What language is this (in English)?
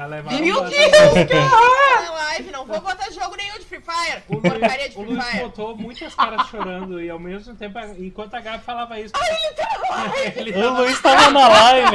Portuguese